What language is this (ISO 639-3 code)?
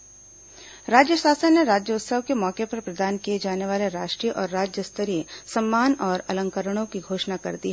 hin